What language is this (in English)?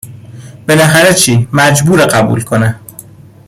Persian